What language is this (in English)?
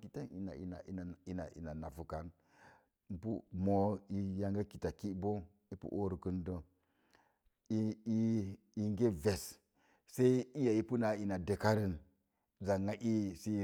Mom Jango